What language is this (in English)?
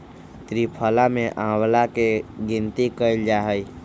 Magahi